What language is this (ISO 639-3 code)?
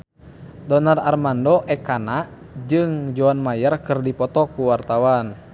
sun